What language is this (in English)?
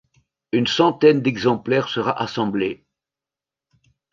French